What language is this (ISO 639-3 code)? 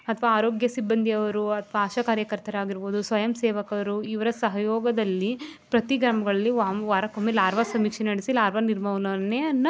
kan